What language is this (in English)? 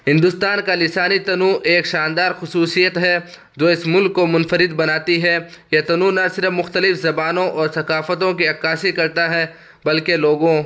Urdu